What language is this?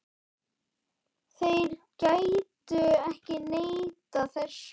Icelandic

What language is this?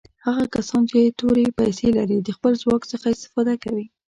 Pashto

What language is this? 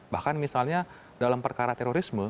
Indonesian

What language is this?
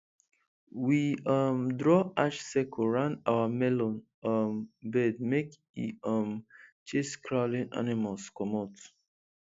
Nigerian Pidgin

